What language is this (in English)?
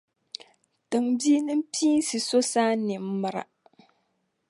Dagbani